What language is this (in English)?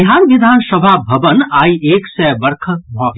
Maithili